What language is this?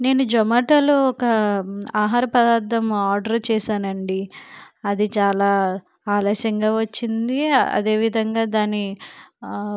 Telugu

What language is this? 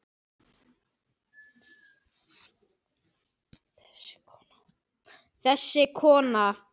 Icelandic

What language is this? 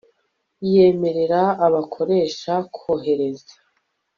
Kinyarwanda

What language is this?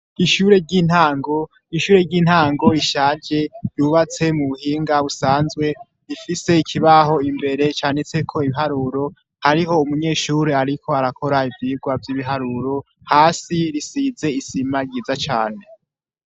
Rundi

